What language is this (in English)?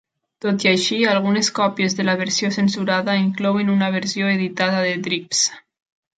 Catalan